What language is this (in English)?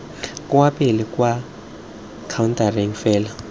Tswana